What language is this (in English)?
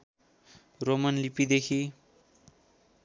Nepali